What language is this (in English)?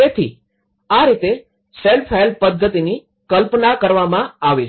Gujarati